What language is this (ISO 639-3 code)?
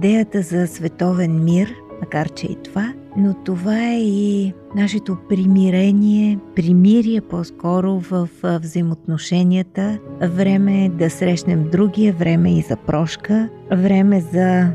bul